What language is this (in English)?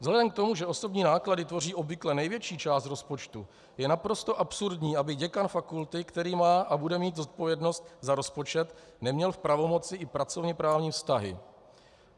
Czech